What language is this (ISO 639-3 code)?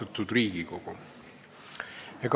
est